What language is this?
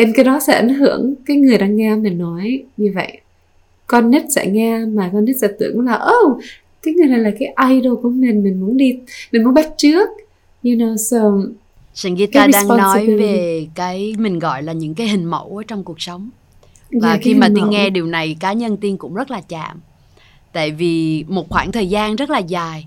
Vietnamese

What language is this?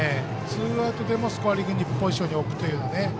Japanese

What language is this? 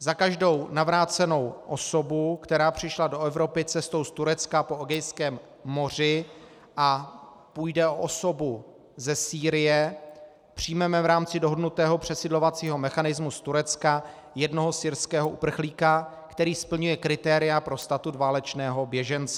Czech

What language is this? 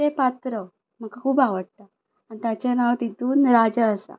Konkani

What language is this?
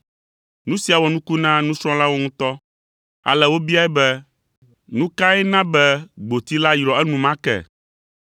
Ewe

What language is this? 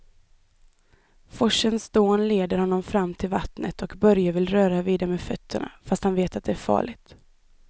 Swedish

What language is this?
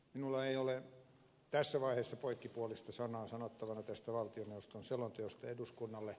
Finnish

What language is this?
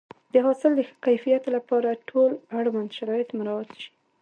Pashto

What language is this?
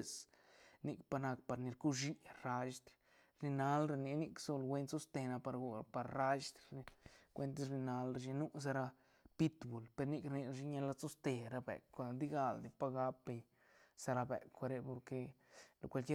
Santa Catarina Albarradas Zapotec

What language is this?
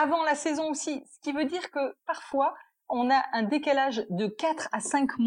French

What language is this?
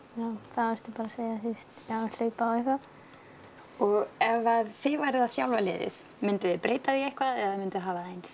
Icelandic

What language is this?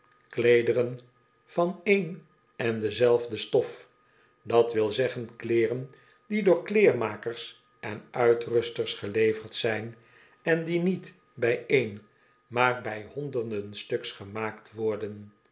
Dutch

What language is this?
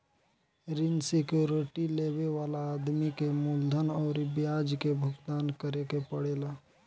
Bhojpuri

